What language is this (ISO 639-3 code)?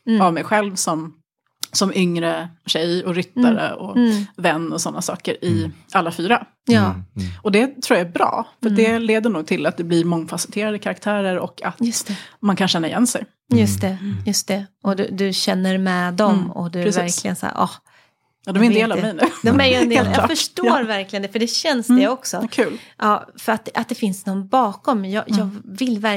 swe